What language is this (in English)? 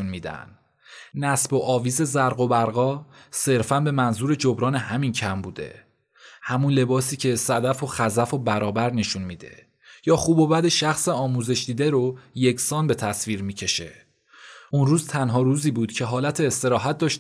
Persian